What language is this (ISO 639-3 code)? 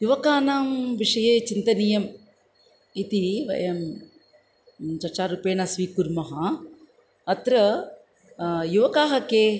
san